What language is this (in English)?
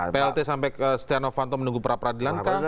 Indonesian